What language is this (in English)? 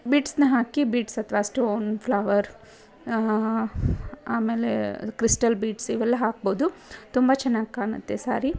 Kannada